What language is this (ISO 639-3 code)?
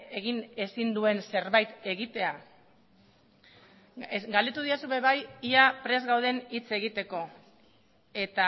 eus